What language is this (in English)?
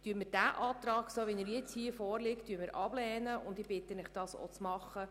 Swiss German